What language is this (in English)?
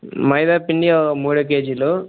Telugu